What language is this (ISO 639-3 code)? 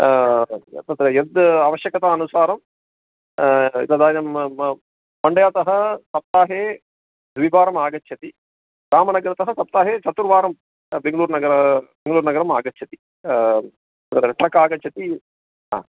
san